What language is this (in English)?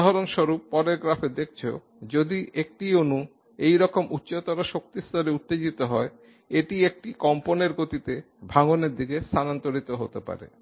Bangla